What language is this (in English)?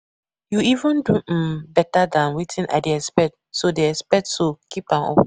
Nigerian Pidgin